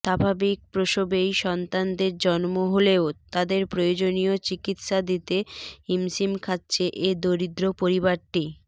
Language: Bangla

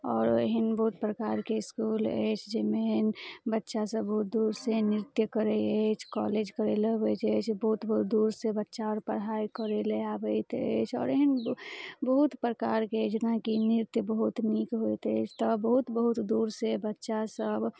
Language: Maithili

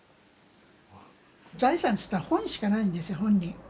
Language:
Japanese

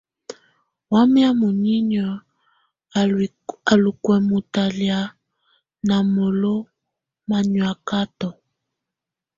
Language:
Tunen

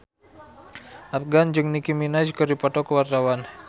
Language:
Sundanese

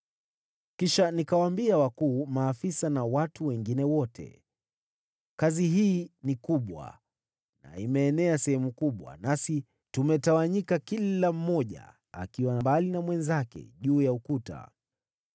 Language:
Swahili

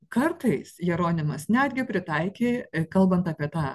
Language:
Lithuanian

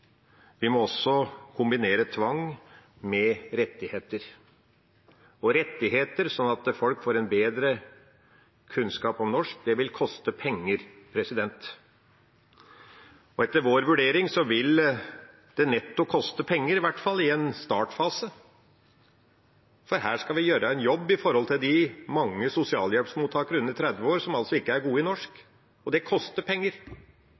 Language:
Norwegian Bokmål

